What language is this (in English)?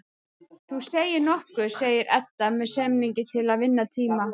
Icelandic